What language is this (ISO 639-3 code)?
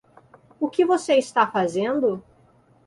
por